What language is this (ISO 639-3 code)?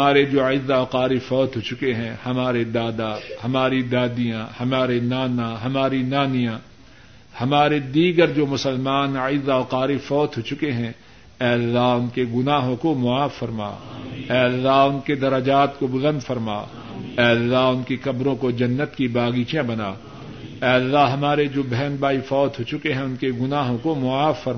urd